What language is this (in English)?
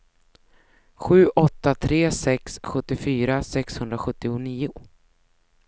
Swedish